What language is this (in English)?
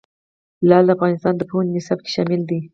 Pashto